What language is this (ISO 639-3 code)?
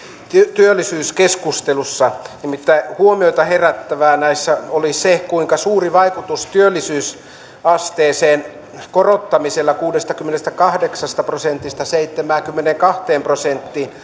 fin